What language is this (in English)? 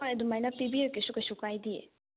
Manipuri